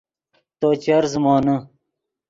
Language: Yidgha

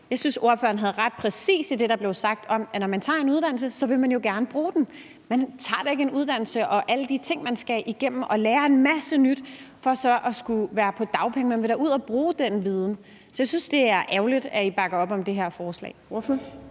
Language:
Danish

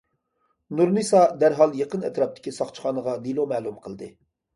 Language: Uyghur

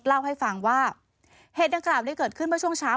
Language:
Thai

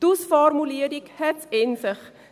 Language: Swiss German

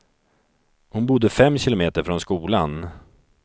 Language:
Swedish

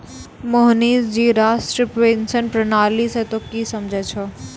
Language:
Maithili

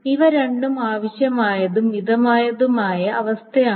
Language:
Malayalam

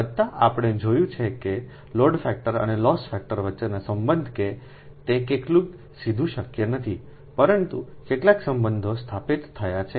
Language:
Gujarati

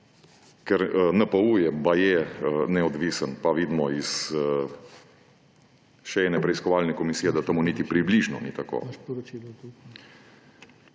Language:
Slovenian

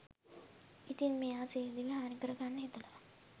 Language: Sinhala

